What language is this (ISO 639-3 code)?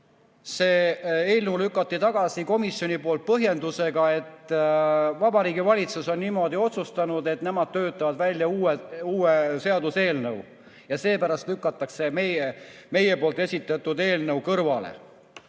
est